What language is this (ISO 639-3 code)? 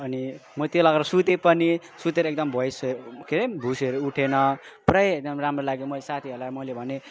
nep